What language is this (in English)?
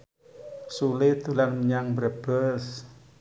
Javanese